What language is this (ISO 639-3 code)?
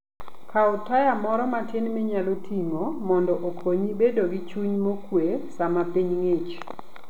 luo